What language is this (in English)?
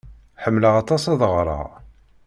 Kabyle